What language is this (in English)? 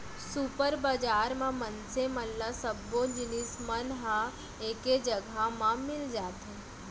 Chhattisgarhi